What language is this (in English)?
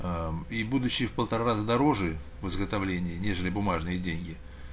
Russian